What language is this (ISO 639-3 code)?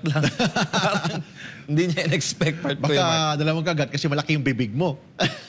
fil